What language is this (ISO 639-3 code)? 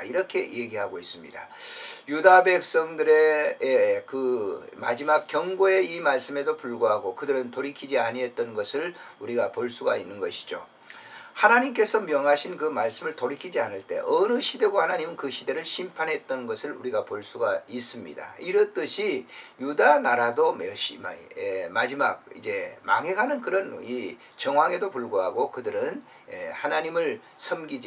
kor